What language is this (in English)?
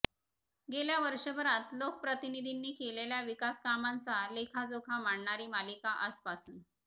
Marathi